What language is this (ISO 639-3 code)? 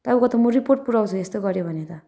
nep